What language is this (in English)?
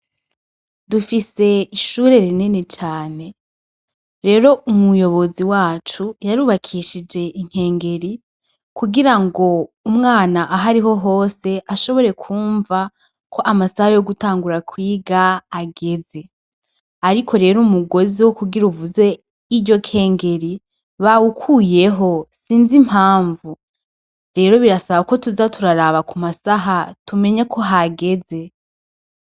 Rundi